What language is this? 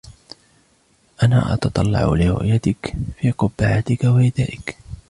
Arabic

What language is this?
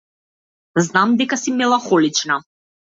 Macedonian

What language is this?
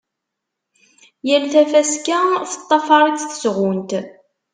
Kabyle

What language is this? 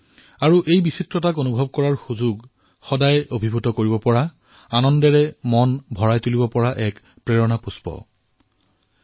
Assamese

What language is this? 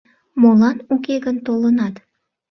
Mari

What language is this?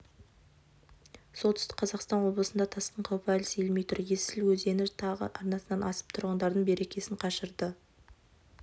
Kazakh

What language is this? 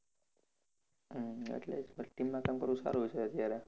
Gujarati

